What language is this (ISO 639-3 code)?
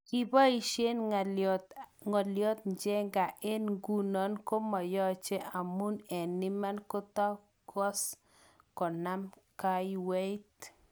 kln